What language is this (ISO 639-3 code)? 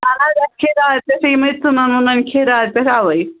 kas